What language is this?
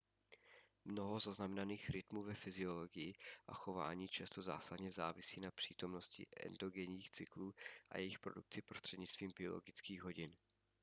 Czech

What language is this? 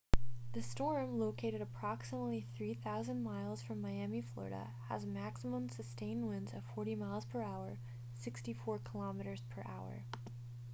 English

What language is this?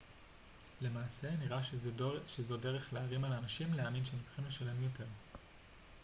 Hebrew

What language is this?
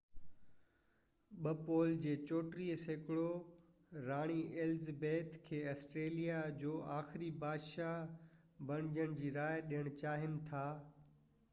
Sindhi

